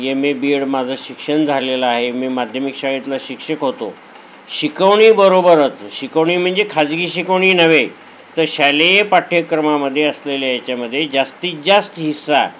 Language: Marathi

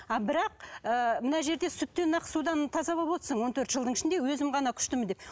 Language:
Kazakh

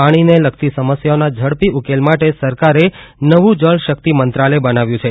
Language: Gujarati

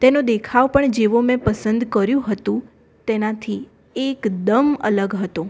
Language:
Gujarati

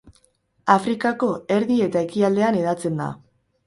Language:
Basque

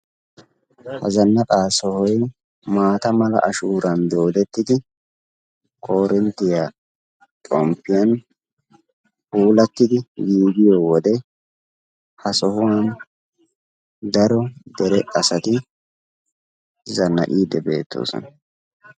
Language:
Wolaytta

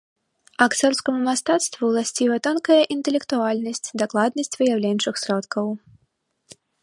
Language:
Belarusian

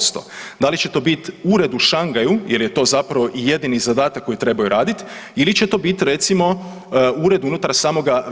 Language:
Croatian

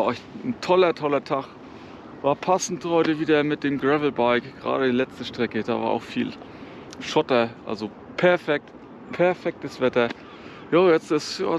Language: German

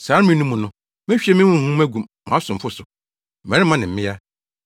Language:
Akan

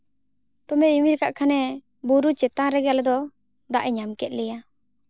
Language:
Santali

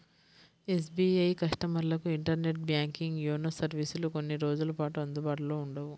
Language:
Telugu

